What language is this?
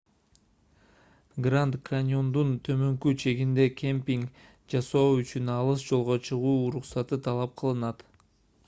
Kyrgyz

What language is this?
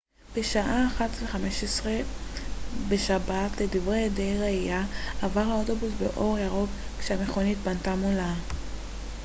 Hebrew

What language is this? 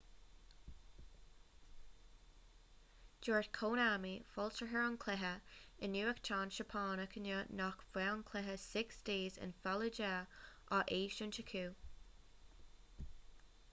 Irish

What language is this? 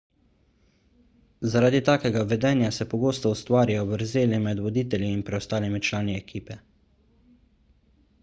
Slovenian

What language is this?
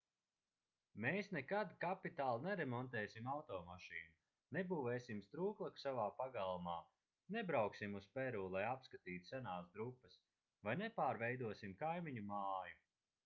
Latvian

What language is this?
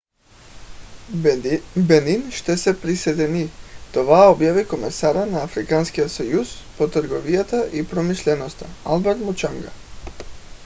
Bulgarian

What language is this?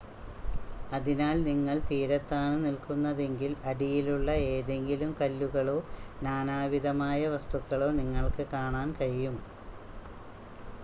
Malayalam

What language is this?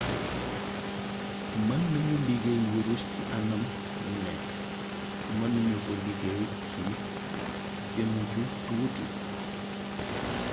Wolof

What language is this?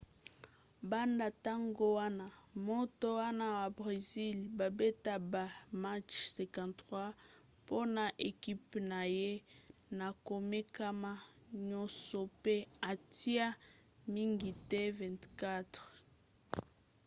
Lingala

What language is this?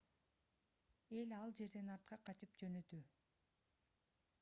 Kyrgyz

